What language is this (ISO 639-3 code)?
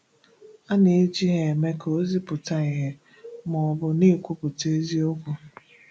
ibo